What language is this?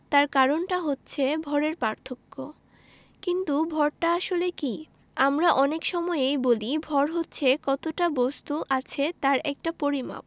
Bangla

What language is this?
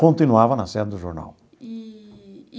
Portuguese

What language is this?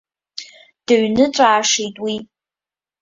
Abkhazian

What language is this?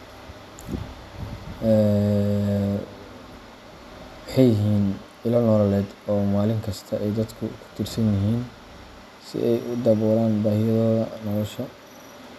Somali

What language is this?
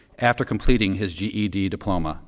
English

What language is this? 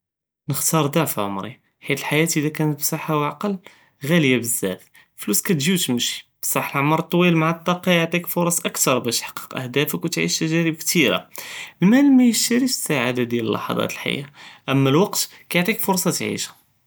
Judeo-Arabic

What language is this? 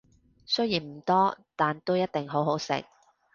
Cantonese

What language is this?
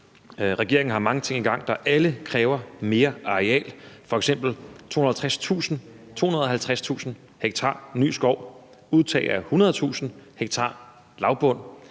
Danish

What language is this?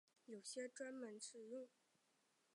Chinese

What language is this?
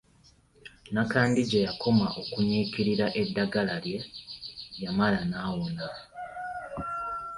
Ganda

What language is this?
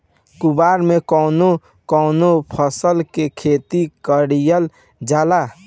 Bhojpuri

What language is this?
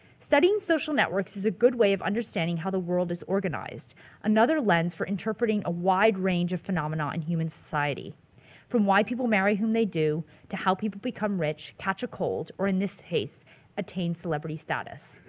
English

